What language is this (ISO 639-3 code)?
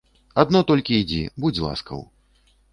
bel